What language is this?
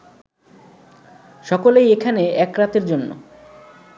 Bangla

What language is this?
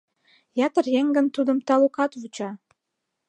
Mari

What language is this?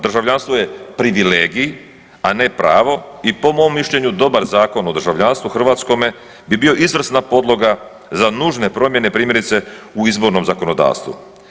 Croatian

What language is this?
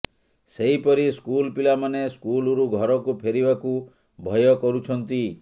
Odia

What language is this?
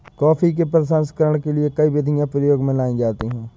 Hindi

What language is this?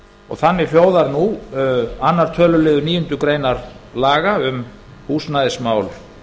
Icelandic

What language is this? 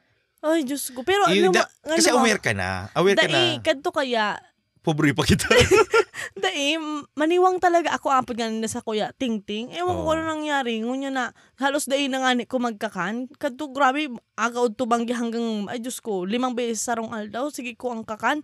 Filipino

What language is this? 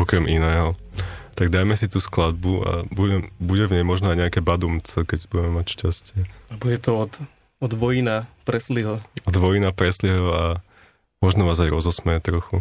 Slovak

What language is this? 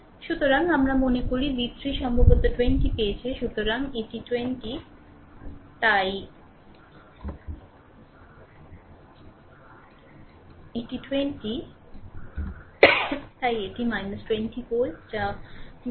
Bangla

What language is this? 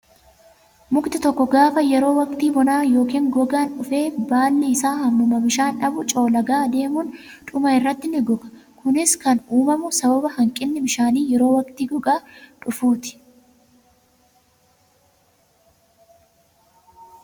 Oromo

